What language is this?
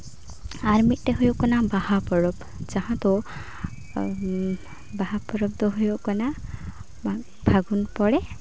Santali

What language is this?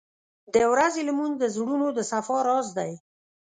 Pashto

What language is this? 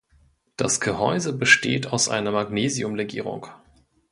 German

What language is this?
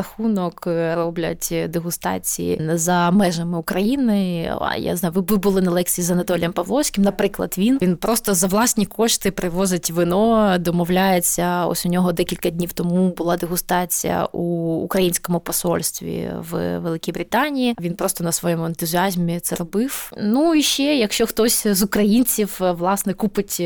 Ukrainian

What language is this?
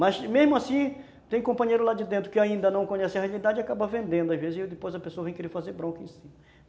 Portuguese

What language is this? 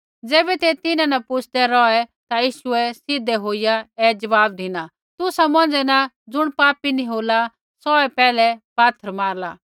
Kullu Pahari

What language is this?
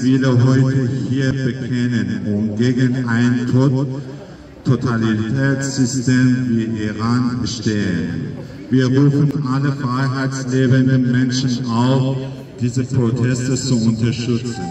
Persian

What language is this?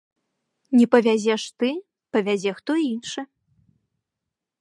Belarusian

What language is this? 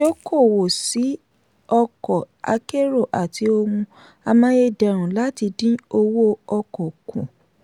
Yoruba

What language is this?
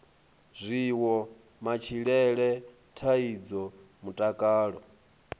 Venda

